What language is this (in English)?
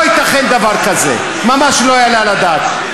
Hebrew